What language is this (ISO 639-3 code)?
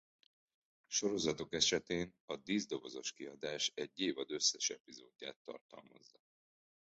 hun